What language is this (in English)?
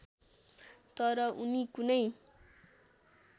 Nepali